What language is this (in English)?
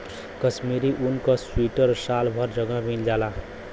Bhojpuri